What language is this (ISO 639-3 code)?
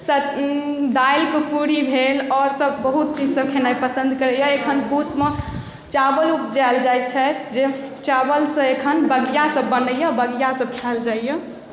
mai